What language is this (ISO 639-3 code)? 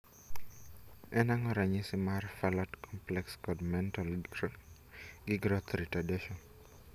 luo